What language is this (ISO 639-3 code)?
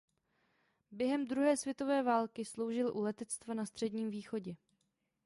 ces